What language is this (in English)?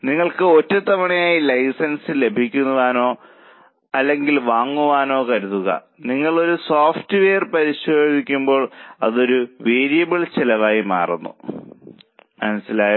Malayalam